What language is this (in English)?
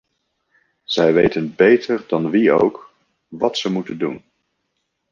Dutch